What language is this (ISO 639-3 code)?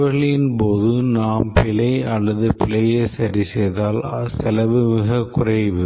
tam